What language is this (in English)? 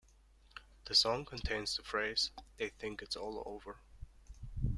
English